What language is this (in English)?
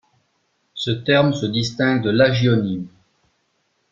French